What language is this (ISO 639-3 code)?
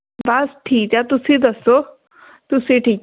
pan